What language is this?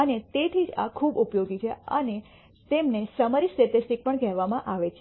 Gujarati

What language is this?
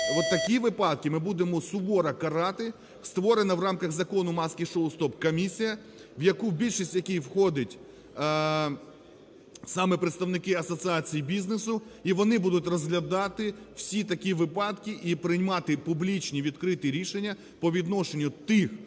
Ukrainian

